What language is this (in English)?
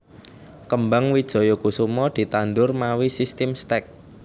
Javanese